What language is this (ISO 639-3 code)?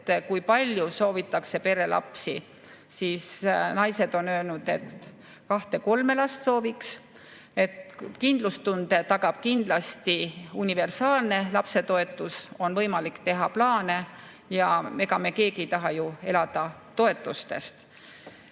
est